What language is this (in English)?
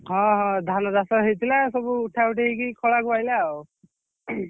Odia